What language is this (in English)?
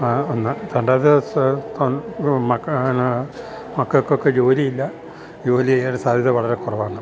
Malayalam